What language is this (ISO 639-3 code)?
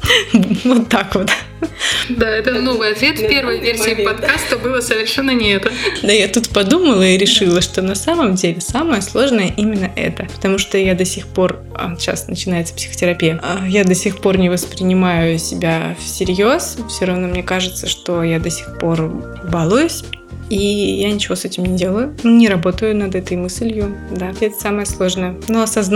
rus